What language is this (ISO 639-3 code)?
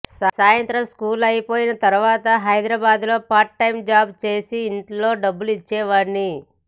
tel